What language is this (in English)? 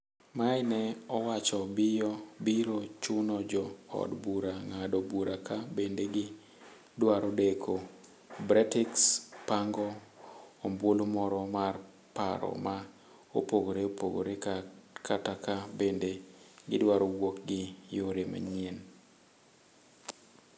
Luo (Kenya and Tanzania)